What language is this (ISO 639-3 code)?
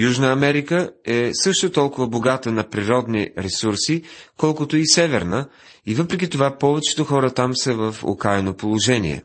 bul